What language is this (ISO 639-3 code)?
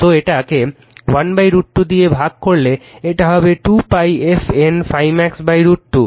ben